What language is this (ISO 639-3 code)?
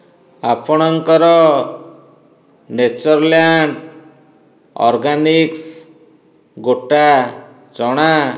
ori